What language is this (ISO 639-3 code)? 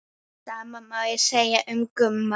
isl